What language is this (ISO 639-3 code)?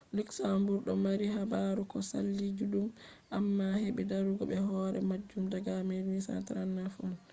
ful